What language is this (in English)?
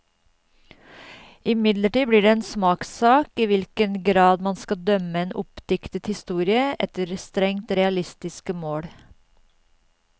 Norwegian